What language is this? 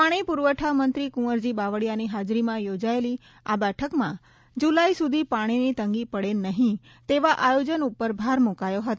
Gujarati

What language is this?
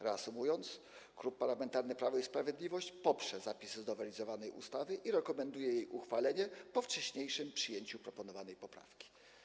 Polish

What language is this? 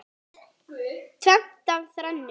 Icelandic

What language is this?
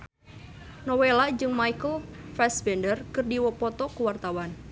Sundanese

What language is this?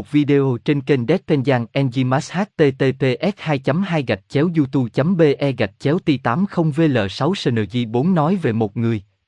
Vietnamese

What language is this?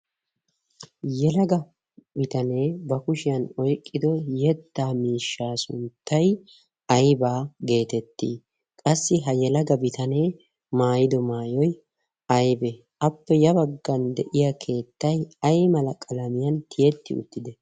Wolaytta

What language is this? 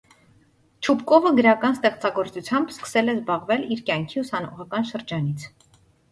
Armenian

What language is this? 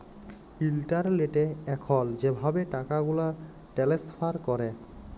Bangla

